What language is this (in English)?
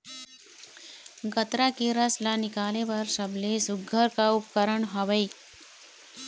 Chhattisgarhi